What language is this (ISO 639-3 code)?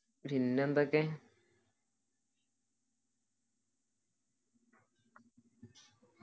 mal